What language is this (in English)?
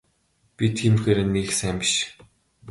Mongolian